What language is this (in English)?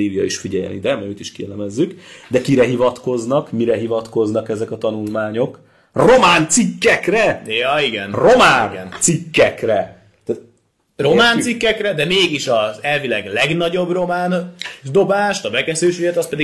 Hungarian